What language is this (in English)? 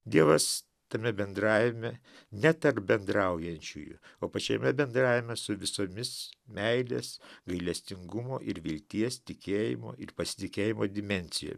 Lithuanian